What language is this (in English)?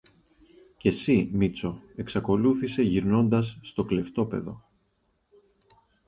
Greek